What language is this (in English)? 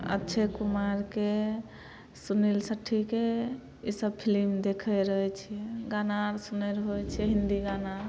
Maithili